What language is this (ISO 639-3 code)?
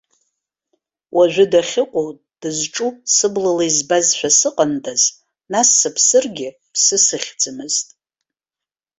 abk